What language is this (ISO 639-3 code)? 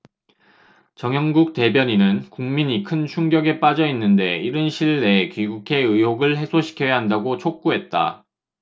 kor